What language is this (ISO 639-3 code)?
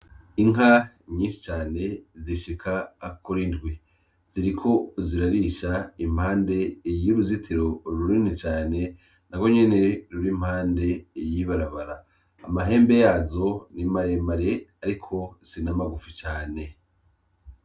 run